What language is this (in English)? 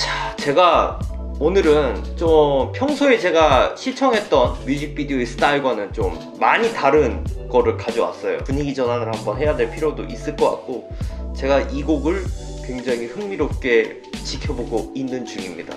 Korean